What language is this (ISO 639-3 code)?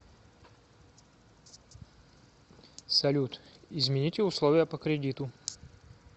rus